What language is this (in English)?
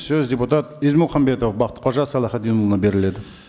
Kazakh